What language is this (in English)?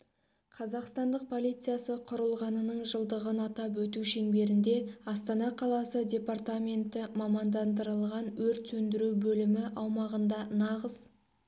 Kazakh